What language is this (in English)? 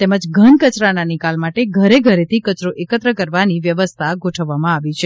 Gujarati